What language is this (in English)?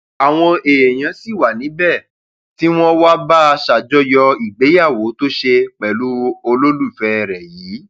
Yoruba